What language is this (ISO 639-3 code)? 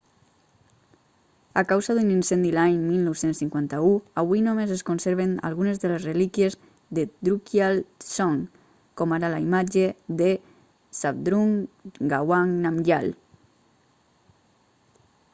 cat